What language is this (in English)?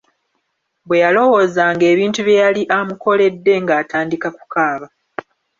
Ganda